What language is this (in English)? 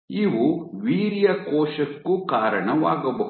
Kannada